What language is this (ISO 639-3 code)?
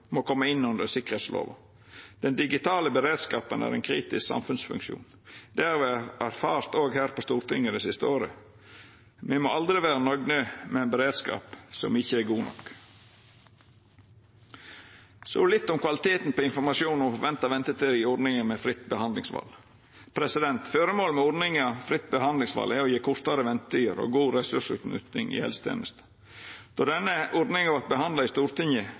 nno